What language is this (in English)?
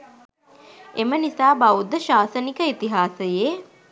Sinhala